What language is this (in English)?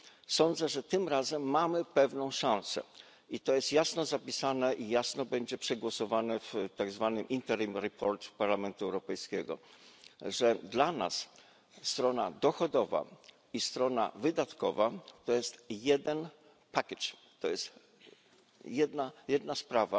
Polish